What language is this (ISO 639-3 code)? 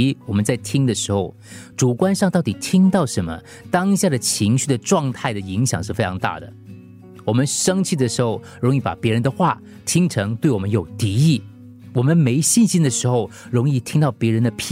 zho